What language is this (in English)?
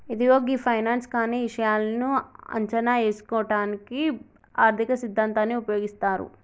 Telugu